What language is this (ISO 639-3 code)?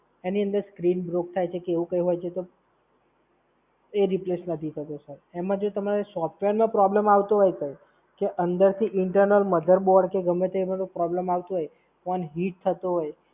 guj